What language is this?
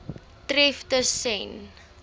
Afrikaans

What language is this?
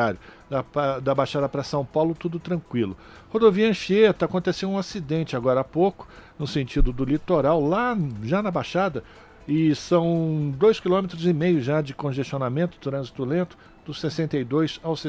Portuguese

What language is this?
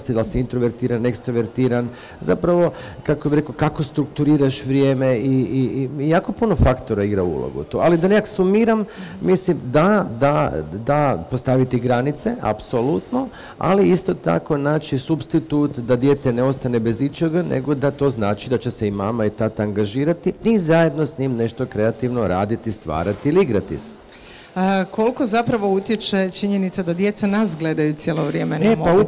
Croatian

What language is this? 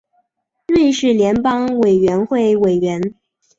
Chinese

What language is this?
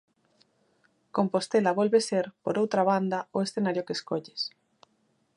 Galician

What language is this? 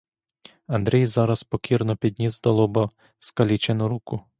Ukrainian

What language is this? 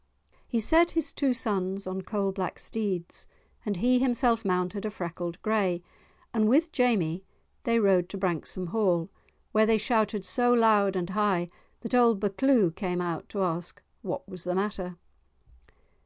English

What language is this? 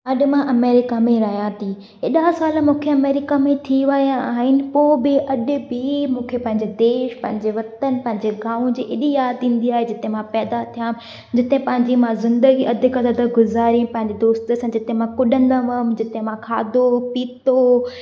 Sindhi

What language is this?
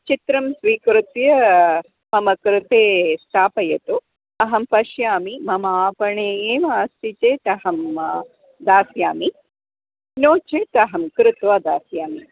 Sanskrit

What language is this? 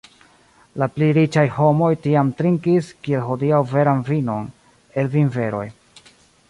Esperanto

